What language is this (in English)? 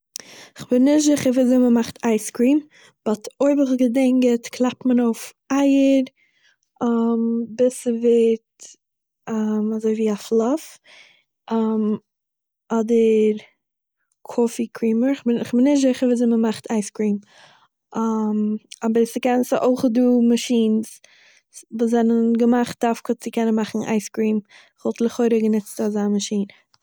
Yiddish